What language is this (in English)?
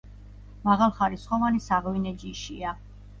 Georgian